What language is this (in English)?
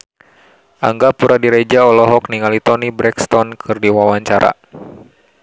Sundanese